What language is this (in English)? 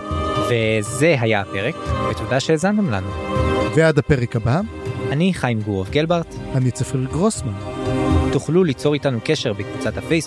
Hebrew